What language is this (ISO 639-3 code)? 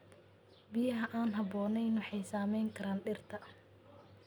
som